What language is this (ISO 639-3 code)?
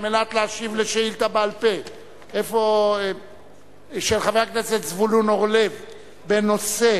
heb